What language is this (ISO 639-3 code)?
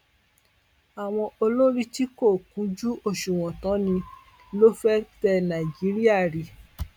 yor